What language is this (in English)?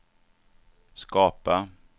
Swedish